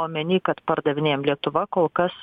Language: Lithuanian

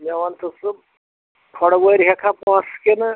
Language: Kashmiri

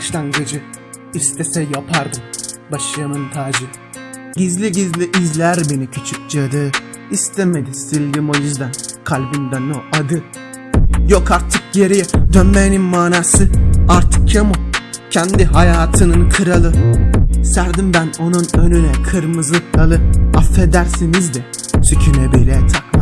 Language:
Turkish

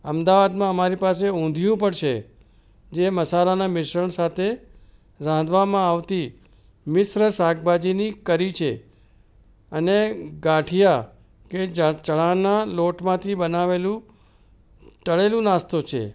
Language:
Gujarati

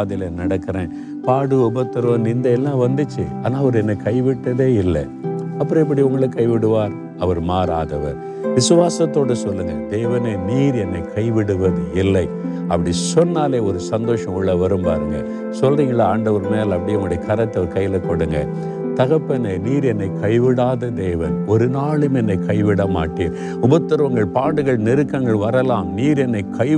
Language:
Tamil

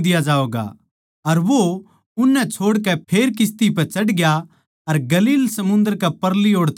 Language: Haryanvi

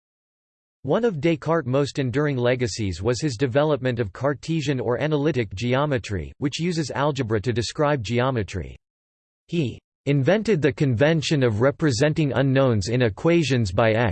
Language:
English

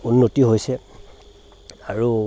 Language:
Assamese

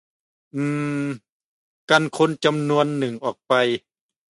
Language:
Thai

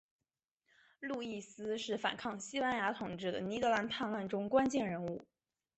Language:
Chinese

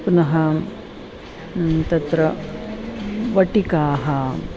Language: Sanskrit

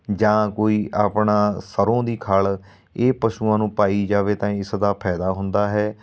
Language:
Punjabi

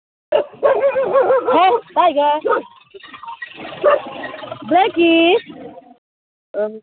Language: Manipuri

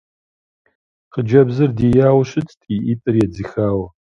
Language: Kabardian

